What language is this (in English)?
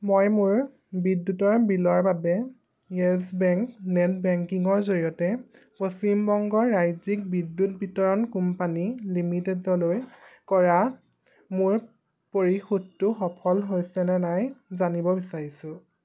Assamese